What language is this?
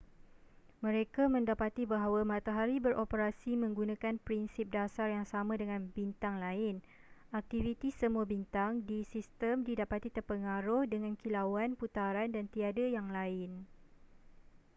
Malay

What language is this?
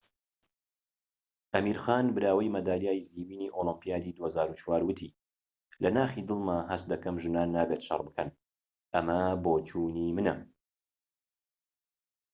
Central Kurdish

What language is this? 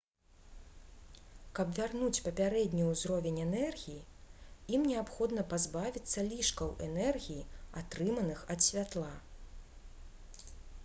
Belarusian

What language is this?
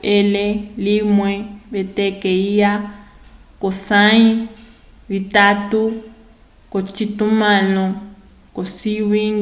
Umbundu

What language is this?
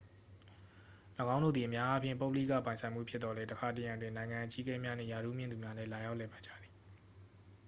Burmese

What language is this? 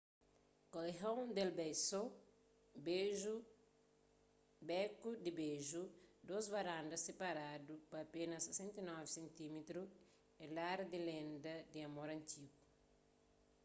Kabuverdianu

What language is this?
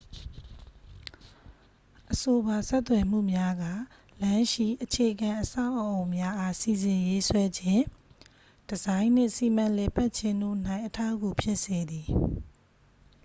Burmese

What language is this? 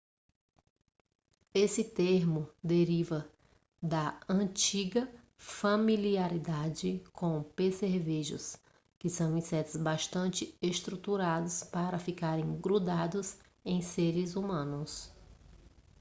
Portuguese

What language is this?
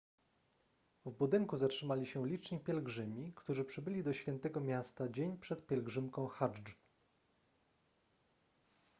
Polish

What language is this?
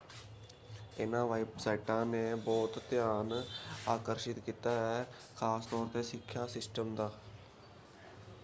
Punjabi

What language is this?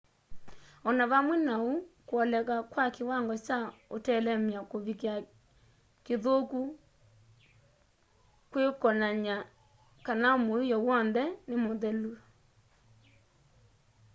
Kamba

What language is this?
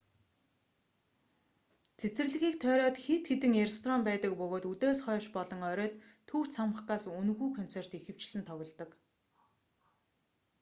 Mongolian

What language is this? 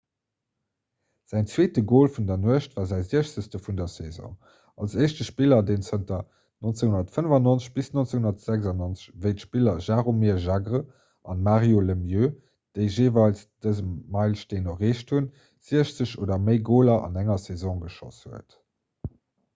Luxembourgish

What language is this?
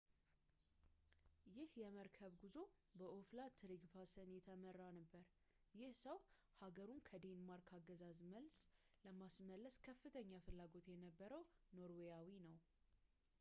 Amharic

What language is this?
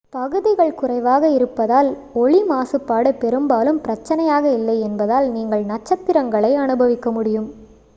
Tamil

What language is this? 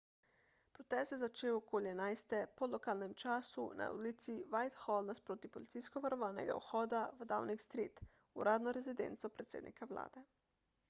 Slovenian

